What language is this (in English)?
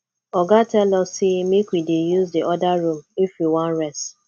Nigerian Pidgin